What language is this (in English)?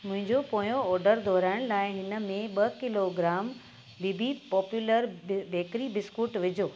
Sindhi